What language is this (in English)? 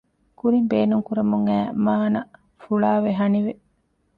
Divehi